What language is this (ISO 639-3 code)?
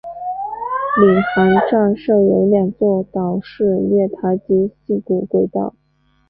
zho